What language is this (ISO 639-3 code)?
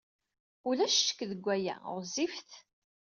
kab